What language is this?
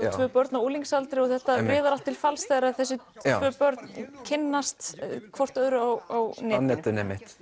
Icelandic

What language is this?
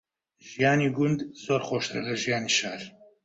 Central Kurdish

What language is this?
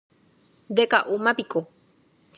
Guarani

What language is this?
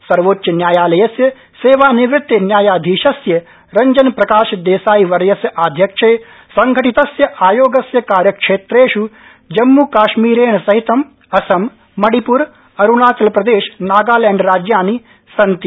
Sanskrit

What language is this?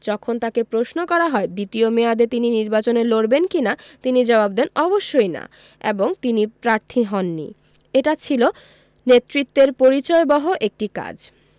Bangla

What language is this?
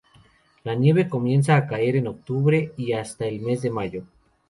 Spanish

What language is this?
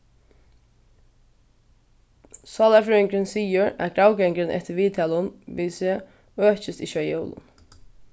Faroese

